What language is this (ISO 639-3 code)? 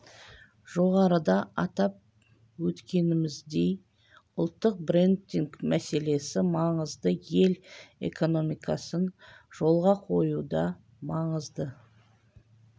kaz